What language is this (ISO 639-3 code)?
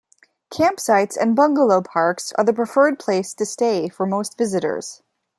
eng